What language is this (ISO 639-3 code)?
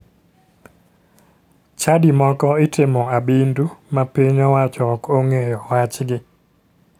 luo